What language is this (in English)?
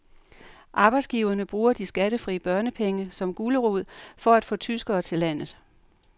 Danish